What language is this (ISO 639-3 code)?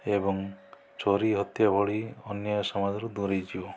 ori